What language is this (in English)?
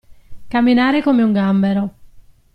Italian